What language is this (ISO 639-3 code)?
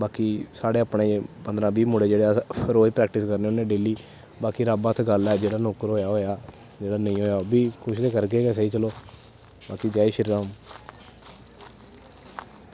doi